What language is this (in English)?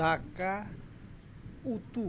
Santali